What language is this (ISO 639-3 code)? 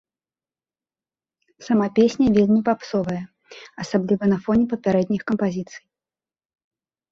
bel